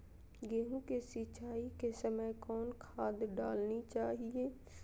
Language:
Magahi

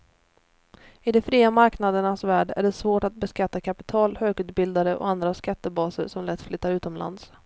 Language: Swedish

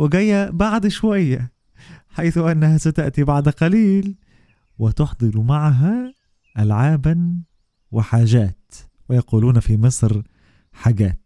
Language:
Arabic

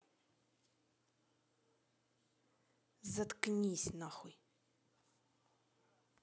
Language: Russian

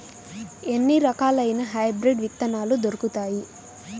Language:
Telugu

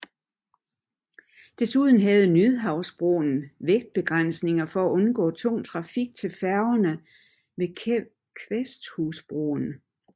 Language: Danish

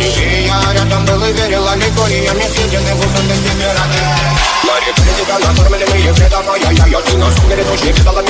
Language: Romanian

